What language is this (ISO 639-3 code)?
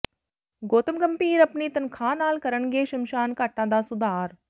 pan